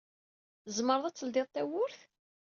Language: Kabyle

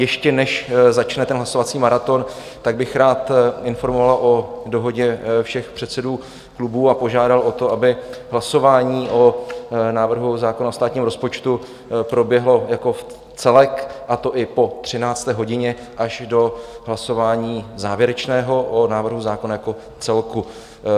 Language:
Czech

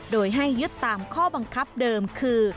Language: Thai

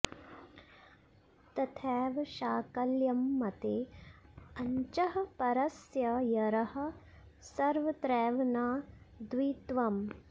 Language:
Sanskrit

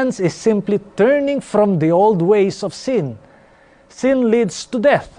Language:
Filipino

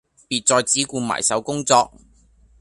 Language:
Cantonese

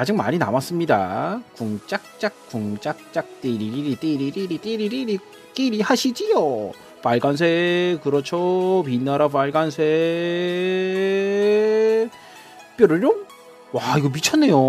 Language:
Korean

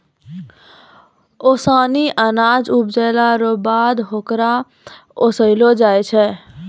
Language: Maithili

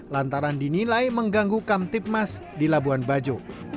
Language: Indonesian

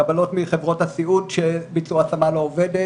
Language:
Hebrew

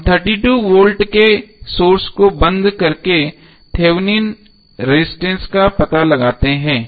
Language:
Hindi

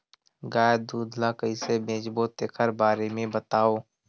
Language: Chhattisgarhi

